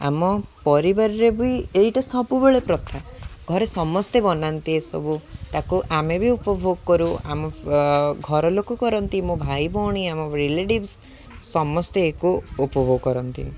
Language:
Odia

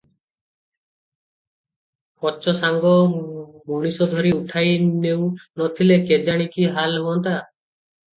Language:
Odia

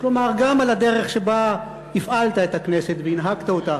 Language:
Hebrew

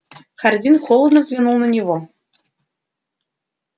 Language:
Russian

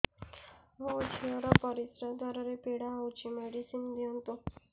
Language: Odia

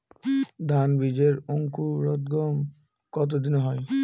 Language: Bangla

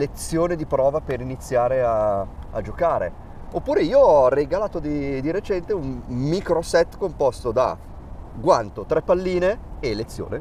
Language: Italian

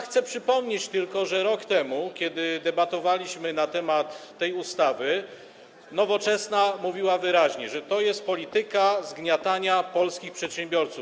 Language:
Polish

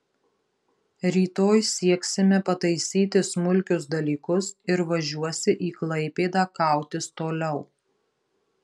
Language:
Lithuanian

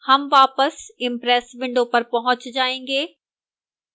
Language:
Hindi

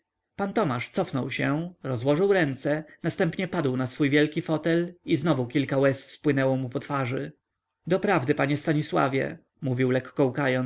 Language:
Polish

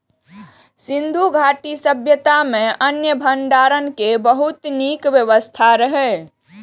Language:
Maithili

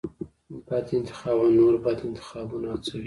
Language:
Pashto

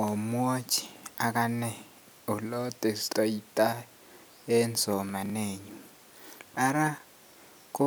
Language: Kalenjin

